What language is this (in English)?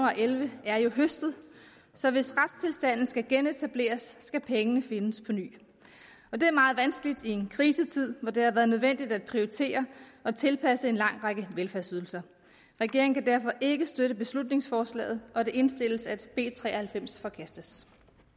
Danish